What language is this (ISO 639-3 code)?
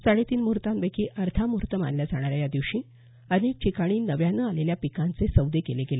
mar